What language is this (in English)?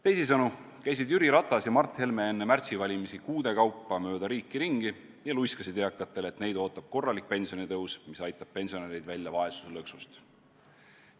Estonian